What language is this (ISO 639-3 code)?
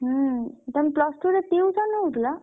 ori